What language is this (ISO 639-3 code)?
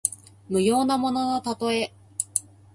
jpn